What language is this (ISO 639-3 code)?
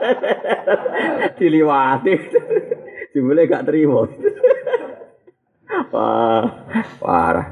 msa